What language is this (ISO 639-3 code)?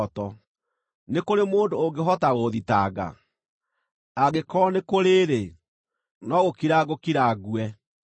kik